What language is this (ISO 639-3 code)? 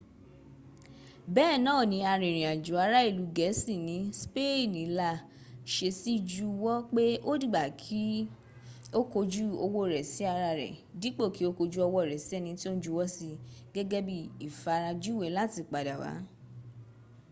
yor